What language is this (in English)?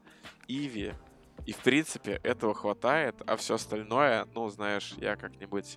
Russian